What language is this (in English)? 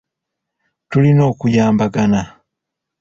Ganda